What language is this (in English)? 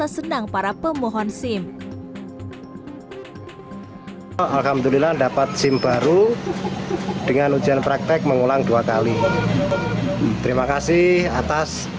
Indonesian